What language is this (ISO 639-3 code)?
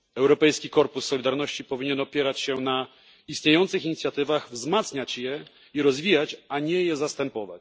pol